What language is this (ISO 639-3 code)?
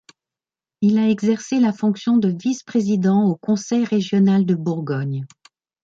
fra